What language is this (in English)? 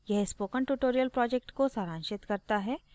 Hindi